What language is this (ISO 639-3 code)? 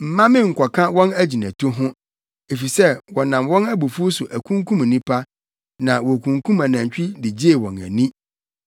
aka